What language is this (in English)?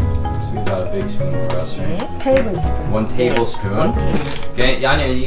Korean